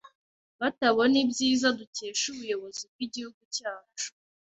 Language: Kinyarwanda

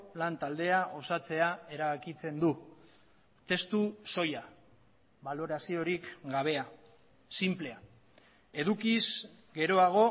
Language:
Basque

